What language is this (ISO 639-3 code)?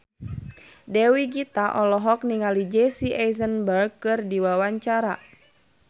sun